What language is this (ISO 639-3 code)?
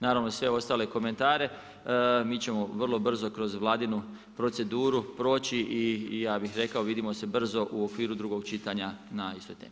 hrv